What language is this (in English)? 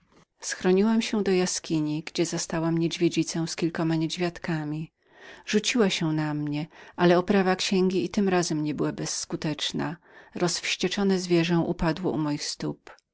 Polish